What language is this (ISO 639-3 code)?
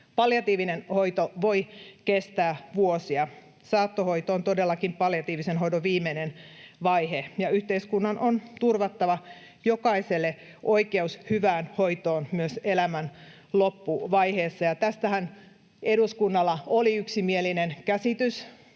fin